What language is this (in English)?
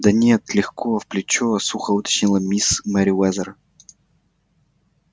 Russian